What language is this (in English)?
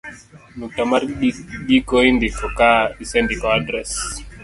Luo (Kenya and Tanzania)